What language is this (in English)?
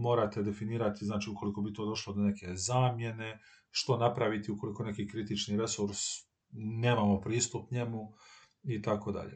Croatian